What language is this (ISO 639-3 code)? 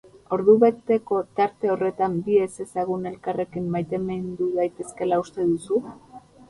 eus